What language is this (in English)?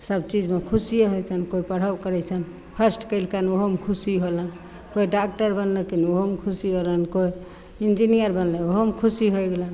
Maithili